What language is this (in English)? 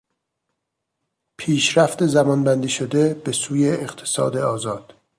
Persian